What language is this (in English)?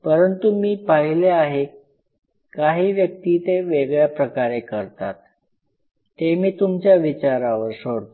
Marathi